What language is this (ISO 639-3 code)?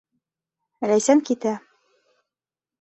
bak